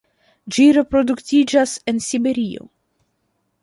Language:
Esperanto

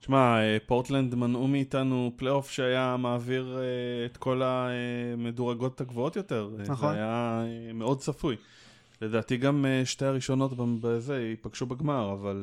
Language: Hebrew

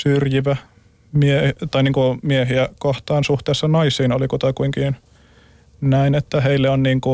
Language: Finnish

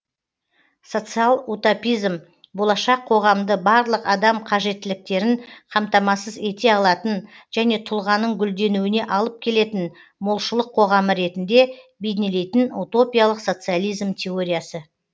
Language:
Kazakh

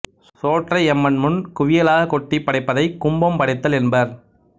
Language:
Tamil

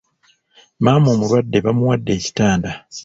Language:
Ganda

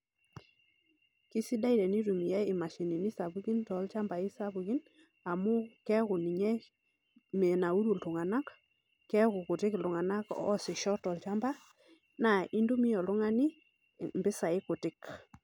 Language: Masai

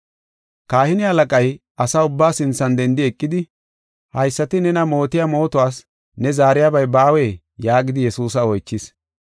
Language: Gofa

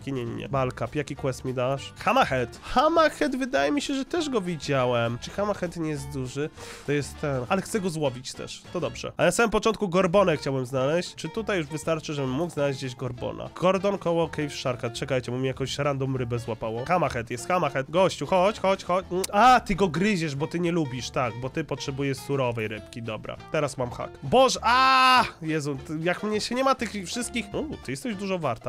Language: Polish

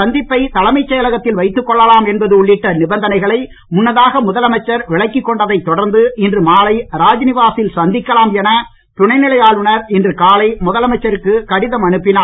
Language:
Tamil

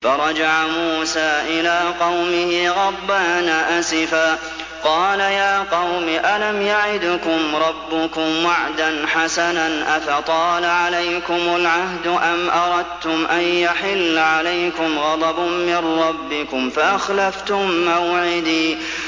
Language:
Arabic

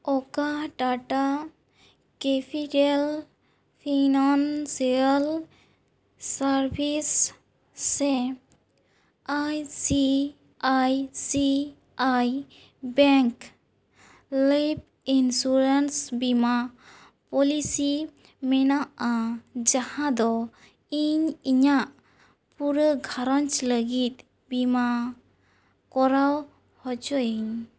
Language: Santali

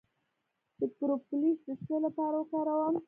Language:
Pashto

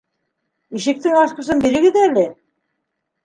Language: Bashkir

